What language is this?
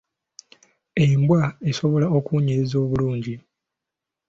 Ganda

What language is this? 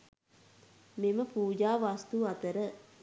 Sinhala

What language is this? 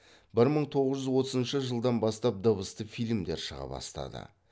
Kazakh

